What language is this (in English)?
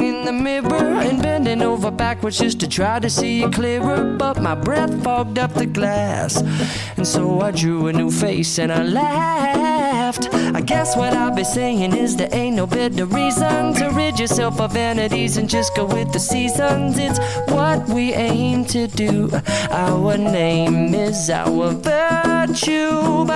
Chinese